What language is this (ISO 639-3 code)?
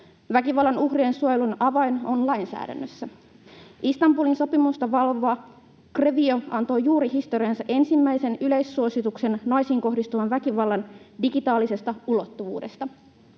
fin